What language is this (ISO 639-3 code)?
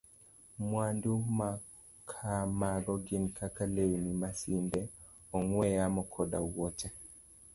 luo